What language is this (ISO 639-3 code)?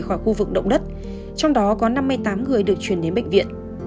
vie